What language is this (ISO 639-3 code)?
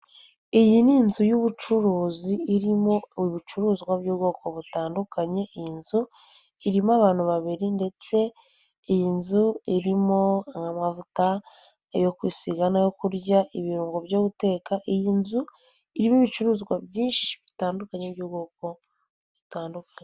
kin